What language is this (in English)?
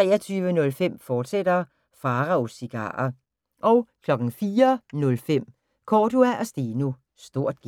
Danish